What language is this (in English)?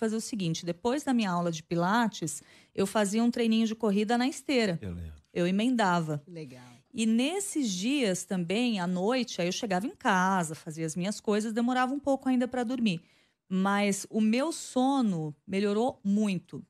Portuguese